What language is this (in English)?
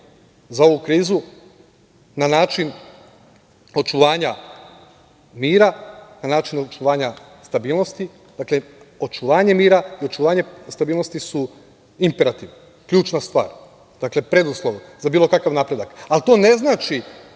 Serbian